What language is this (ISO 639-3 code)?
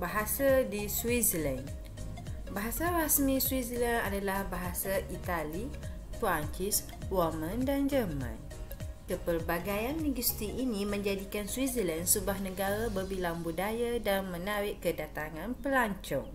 msa